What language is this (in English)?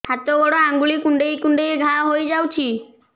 Odia